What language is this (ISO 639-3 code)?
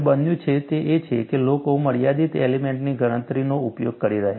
guj